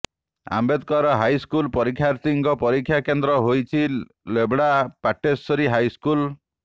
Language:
Odia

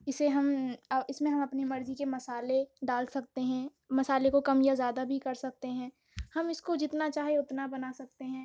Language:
Urdu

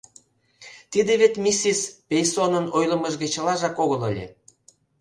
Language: Mari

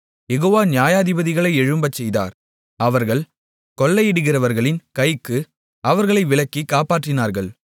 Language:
Tamil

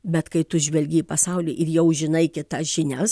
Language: Lithuanian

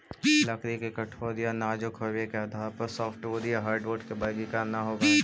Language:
Magahi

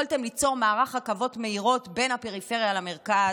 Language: Hebrew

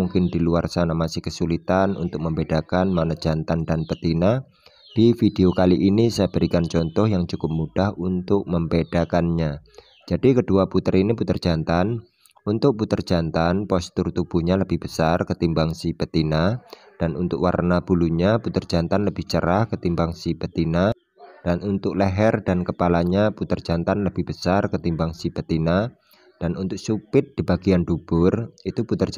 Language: Indonesian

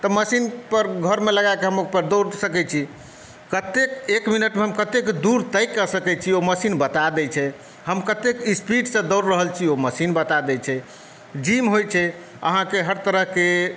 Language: Maithili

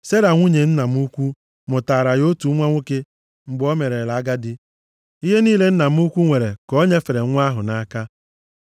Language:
Igbo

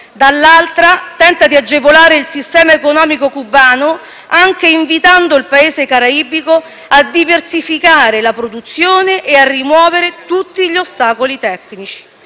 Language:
Italian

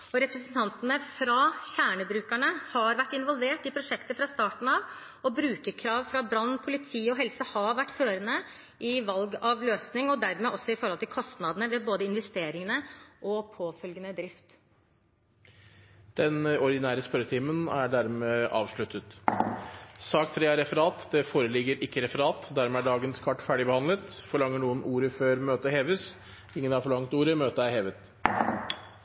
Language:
Norwegian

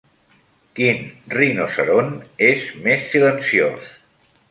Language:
Catalan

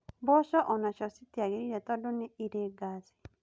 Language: Kikuyu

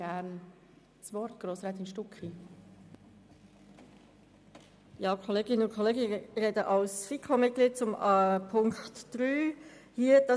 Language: Swiss German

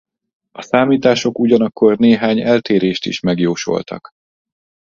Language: Hungarian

